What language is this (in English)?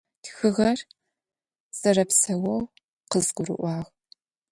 Adyghe